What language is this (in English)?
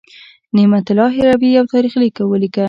Pashto